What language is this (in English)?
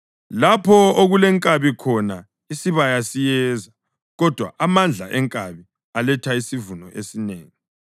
North Ndebele